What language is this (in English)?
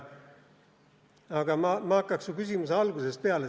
Estonian